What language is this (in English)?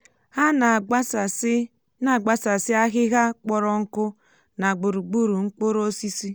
Igbo